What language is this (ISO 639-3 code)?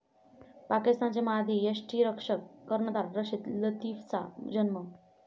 mar